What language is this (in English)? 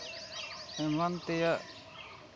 Santali